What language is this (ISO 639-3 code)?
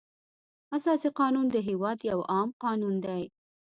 pus